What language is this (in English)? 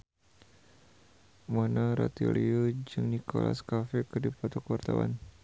Sundanese